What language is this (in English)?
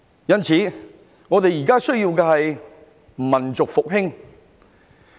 Cantonese